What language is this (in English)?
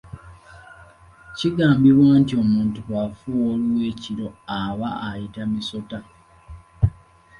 Ganda